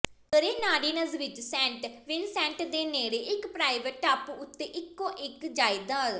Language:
Punjabi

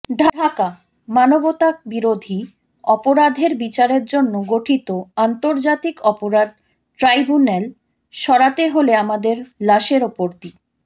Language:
Bangla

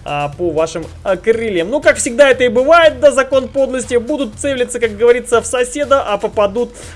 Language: Russian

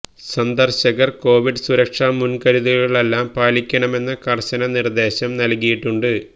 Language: Malayalam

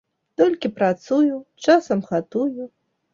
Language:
Belarusian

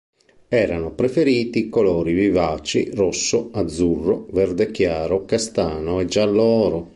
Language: Italian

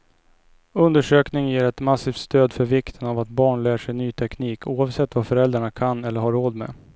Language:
Swedish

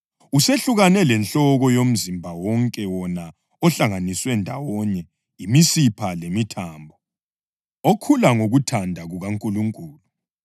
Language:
North Ndebele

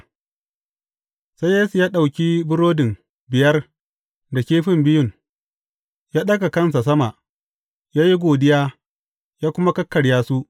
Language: Hausa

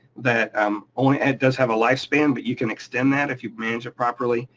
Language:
English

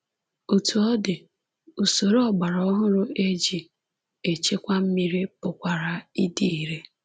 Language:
Igbo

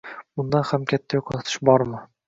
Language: Uzbek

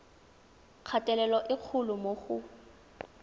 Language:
Tswana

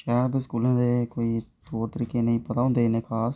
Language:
Dogri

